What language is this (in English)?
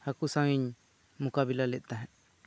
Santali